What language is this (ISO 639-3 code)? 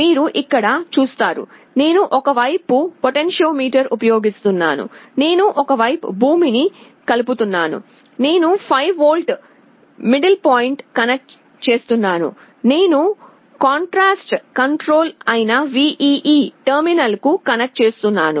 tel